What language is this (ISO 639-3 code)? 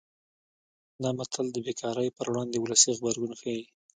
pus